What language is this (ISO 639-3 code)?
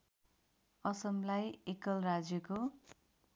nep